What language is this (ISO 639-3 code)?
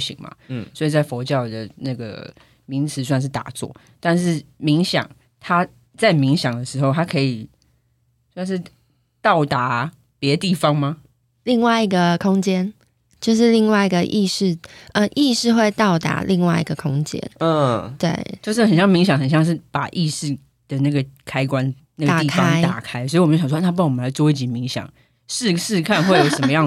zho